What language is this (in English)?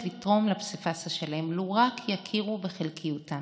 Hebrew